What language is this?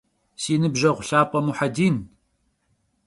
Kabardian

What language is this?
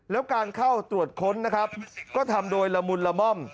Thai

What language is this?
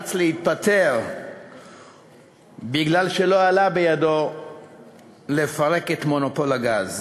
Hebrew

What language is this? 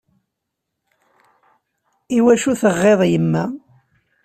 Kabyle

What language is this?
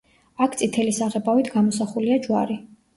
Georgian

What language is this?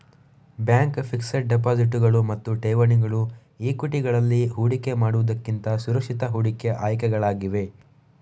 Kannada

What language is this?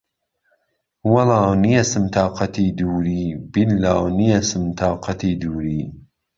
Central Kurdish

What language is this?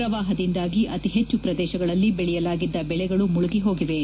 Kannada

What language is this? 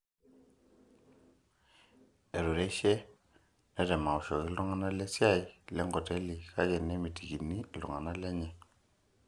Masai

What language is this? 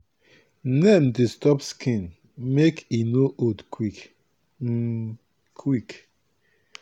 Nigerian Pidgin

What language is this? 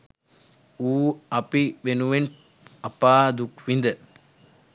Sinhala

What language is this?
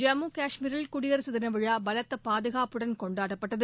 Tamil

